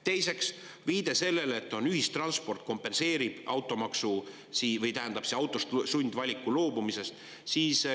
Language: Estonian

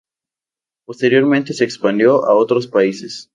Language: Spanish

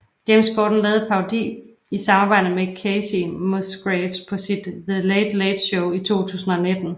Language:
Danish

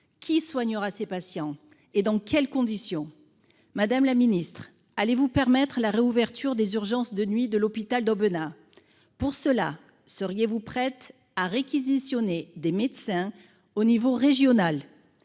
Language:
French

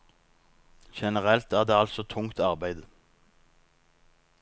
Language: Norwegian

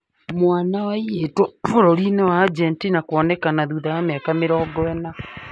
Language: Kikuyu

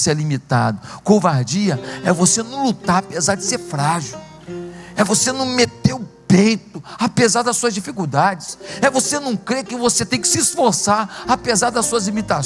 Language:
Portuguese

